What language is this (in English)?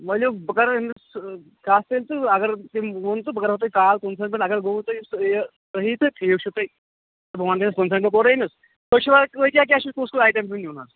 Kashmiri